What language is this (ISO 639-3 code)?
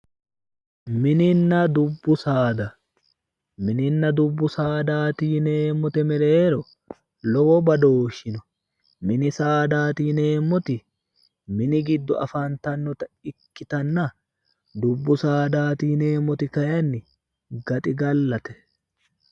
sid